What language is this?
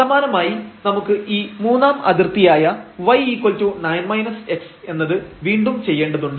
Malayalam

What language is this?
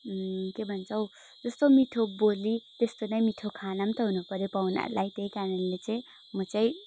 Nepali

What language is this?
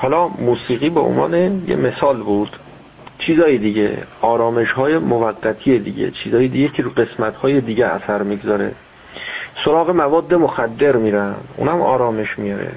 Persian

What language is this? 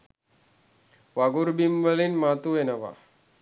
Sinhala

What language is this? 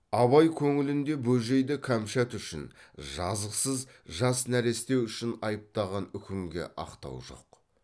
Kazakh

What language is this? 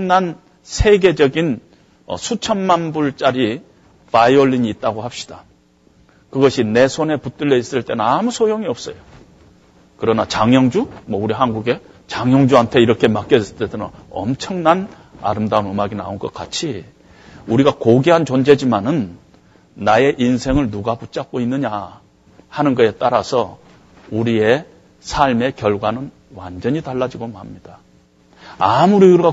Korean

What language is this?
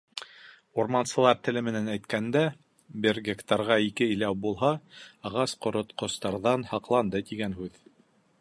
Bashkir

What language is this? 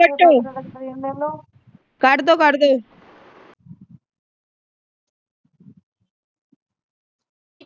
Punjabi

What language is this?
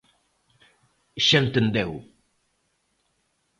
Galician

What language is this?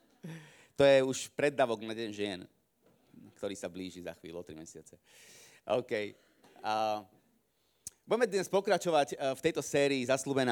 Slovak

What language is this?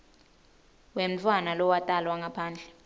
Swati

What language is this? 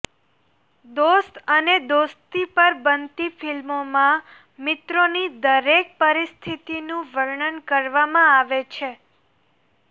Gujarati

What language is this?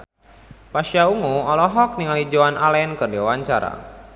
Sundanese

